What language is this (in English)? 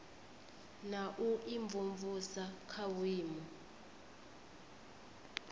Venda